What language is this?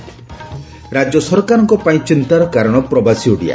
Odia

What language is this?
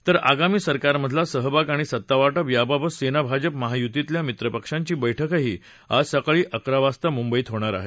Marathi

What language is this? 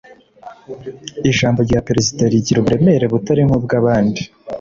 Kinyarwanda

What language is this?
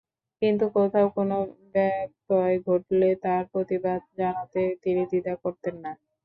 Bangla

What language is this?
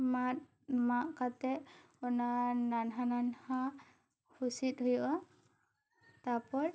Santali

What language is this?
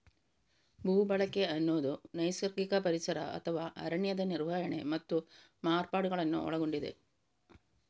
Kannada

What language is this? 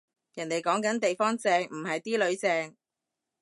Cantonese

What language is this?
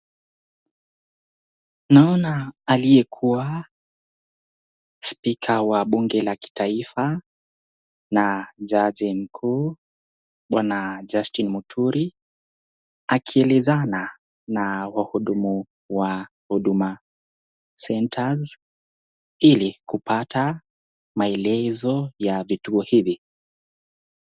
Swahili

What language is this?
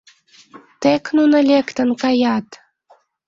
Mari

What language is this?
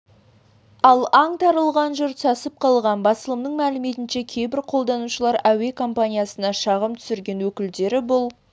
Kazakh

